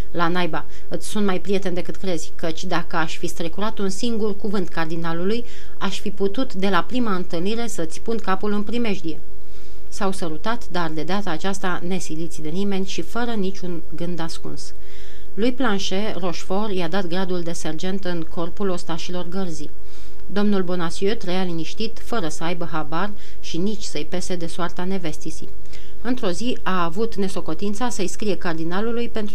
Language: Romanian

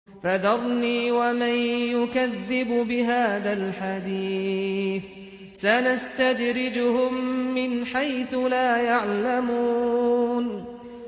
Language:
Arabic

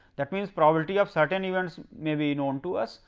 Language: English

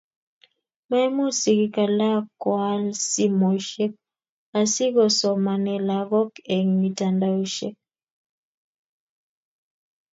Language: Kalenjin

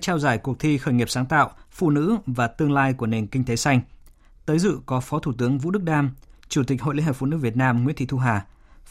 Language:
Vietnamese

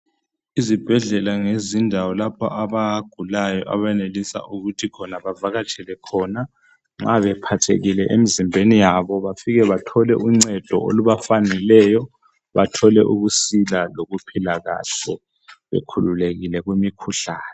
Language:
North Ndebele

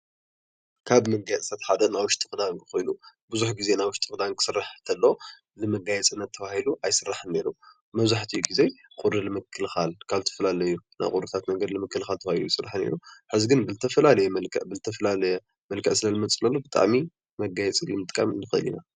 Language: Tigrinya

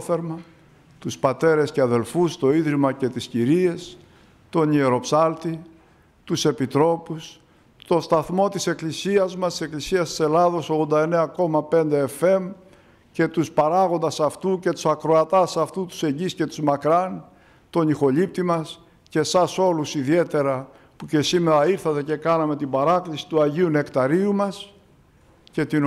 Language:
Greek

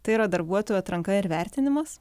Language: Lithuanian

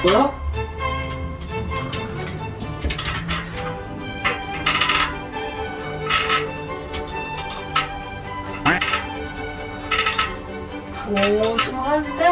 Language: Korean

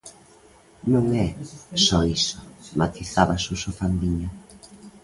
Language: Galician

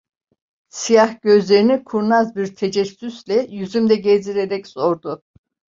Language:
Turkish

